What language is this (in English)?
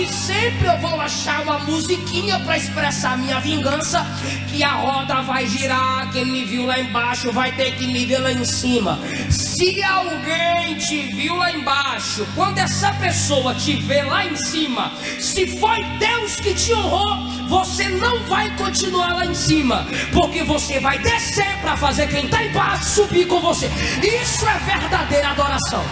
Portuguese